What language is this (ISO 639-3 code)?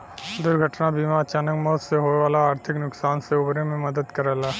bho